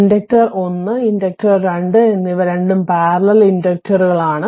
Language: Malayalam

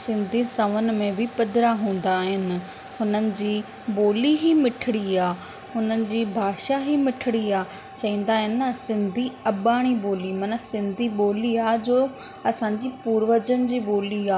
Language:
Sindhi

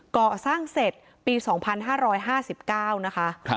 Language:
Thai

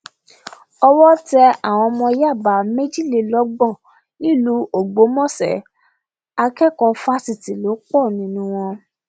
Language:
Yoruba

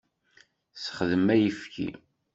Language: Kabyle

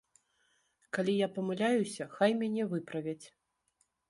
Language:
Belarusian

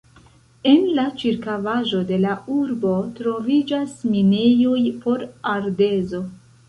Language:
Esperanto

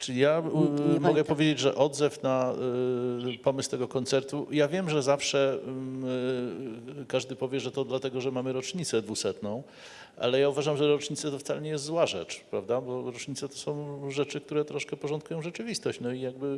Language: Polish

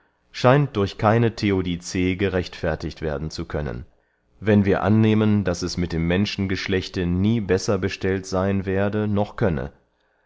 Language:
German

